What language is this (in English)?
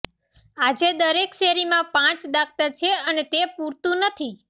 Gujarati